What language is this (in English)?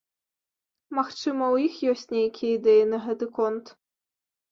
Belarusian